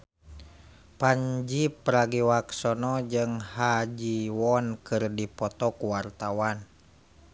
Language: Sundanese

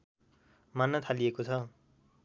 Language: Nepali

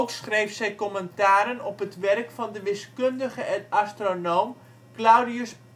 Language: Dutch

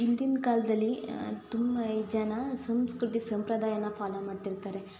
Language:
Kannada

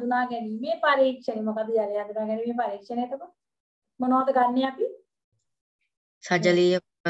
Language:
Thai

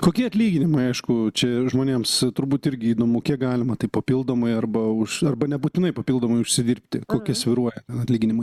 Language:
Lithuanian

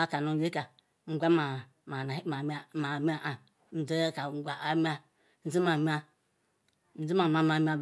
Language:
Ikwere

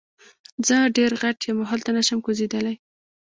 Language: Pashto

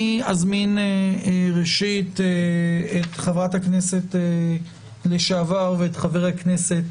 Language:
Hebrew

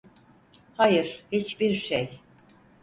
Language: Turkish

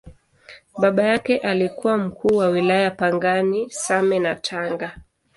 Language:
Swahili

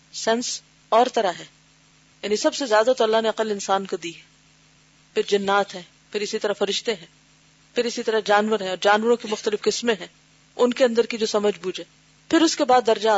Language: Urdu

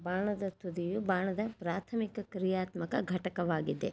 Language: Kannada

